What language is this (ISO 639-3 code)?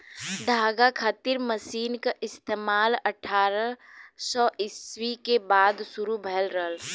bho